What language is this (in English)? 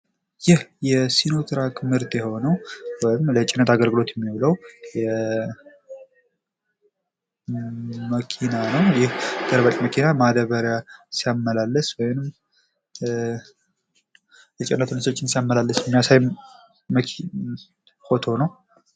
Amharic